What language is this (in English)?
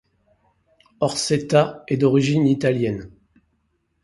French